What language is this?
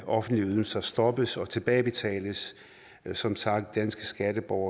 Danish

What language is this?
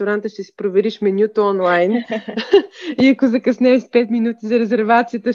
Bulgarian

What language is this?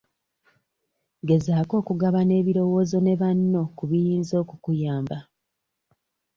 Ganda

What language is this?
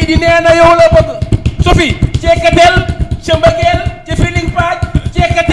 Indonesian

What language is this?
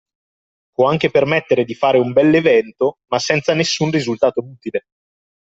Italian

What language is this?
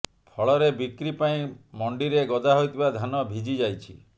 Odia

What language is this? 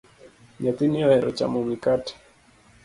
Luo (Kenya and Tanzania)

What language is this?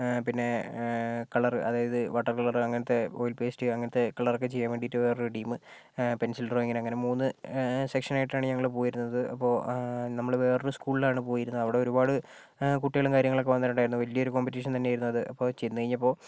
Malayalam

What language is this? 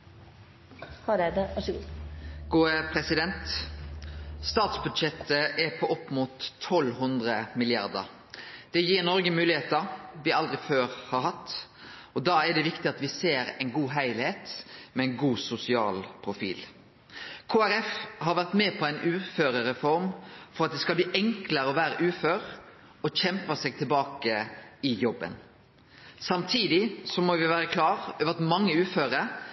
Norwegian Nynorsk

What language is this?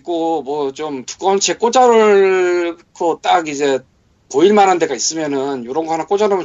Korean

